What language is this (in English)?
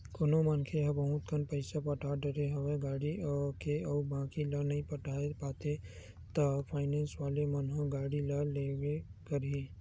Chhattisgarhi